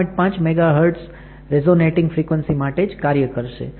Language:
Gujarati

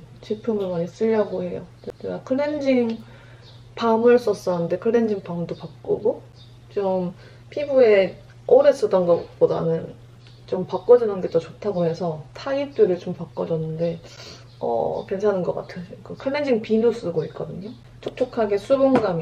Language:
Korean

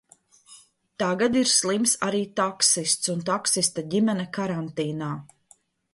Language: Latvian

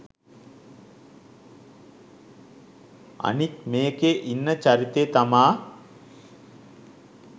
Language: Sinhala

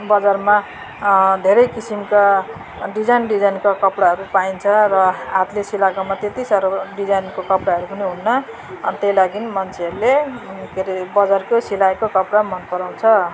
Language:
Nepali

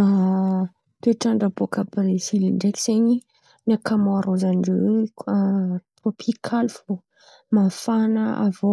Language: Antankarana Malagasy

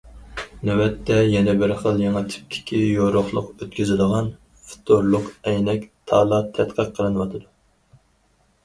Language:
Uyghur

